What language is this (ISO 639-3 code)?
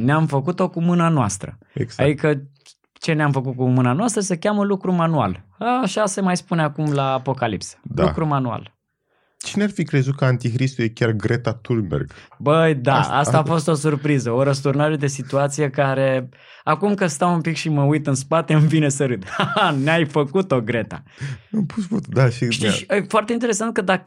ron